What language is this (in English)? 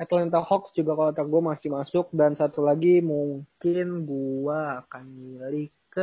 Indonesian